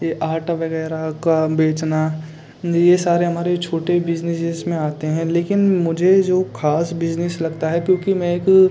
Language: Hindi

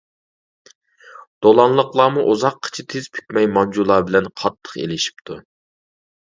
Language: Uyghur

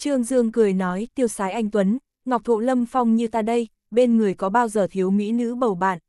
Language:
Vietnamese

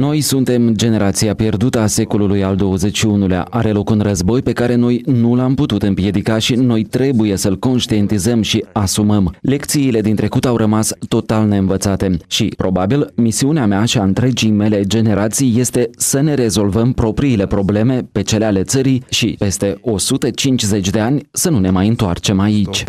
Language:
Romanian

